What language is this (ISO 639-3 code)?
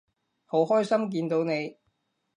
yue